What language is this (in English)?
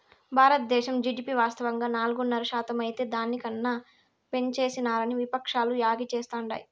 Telugu